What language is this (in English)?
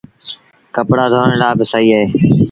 Sindhi Bhil